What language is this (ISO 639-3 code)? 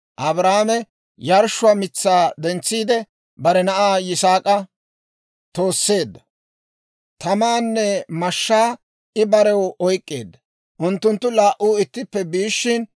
dwr